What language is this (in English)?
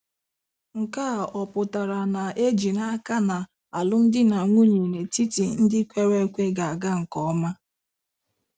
Igbo